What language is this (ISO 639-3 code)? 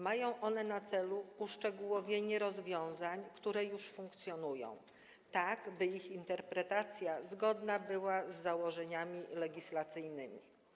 pol